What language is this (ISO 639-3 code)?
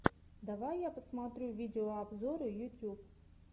rus